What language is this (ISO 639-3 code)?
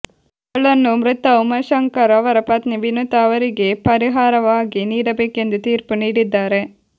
kan